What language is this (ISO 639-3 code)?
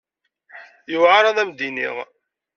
kab